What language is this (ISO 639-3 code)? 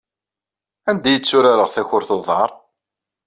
kab